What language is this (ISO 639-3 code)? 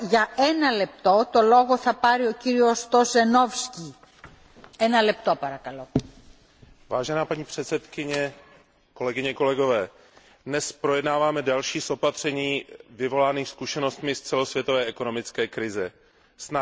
ces